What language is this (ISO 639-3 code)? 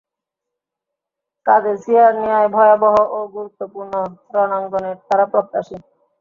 ben